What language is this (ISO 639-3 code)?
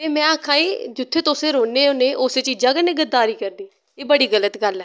doi